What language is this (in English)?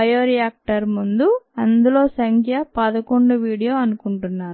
Telugu